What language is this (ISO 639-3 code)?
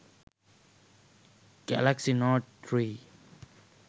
sin